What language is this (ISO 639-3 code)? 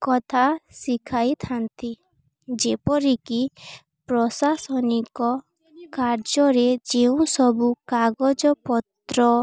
ori